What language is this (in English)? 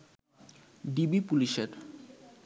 Bangla